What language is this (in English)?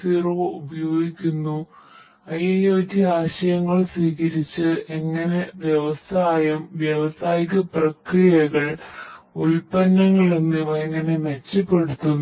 Malayalam